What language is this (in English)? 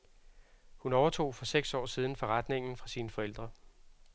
Danish